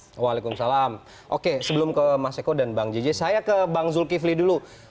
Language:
Indonesian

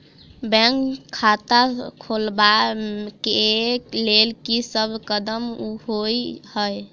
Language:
Maithili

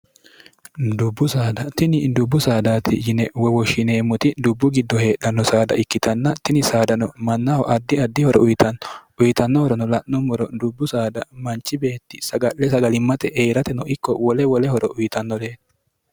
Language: Sidamo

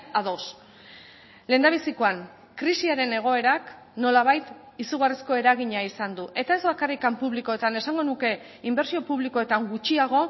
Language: Basque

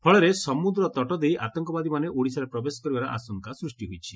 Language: Odia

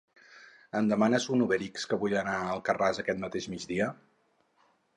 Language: Catalan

